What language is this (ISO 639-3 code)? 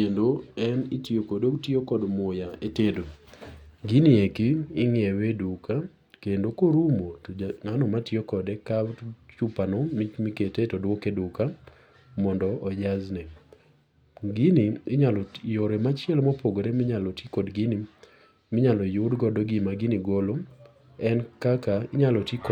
luo